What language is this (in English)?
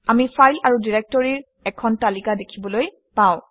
Assamese